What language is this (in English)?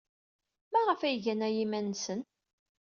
Kabyle